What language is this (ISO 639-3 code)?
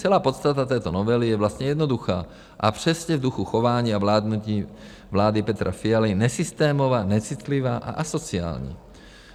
ces